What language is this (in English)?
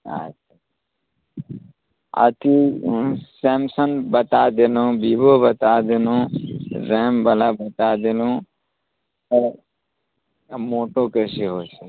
Maithili